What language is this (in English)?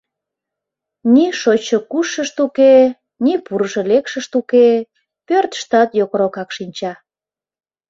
Mari